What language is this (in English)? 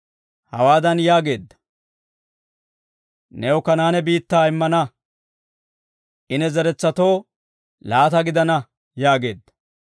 Dawro